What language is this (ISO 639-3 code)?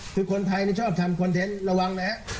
tha